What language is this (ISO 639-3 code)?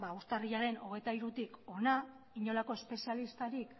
eus